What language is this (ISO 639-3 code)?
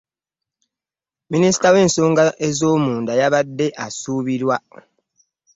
lug